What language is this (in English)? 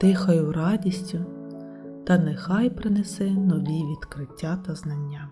Ukrainian